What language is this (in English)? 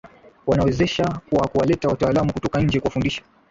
Swahili